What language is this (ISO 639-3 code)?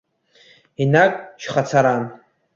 abk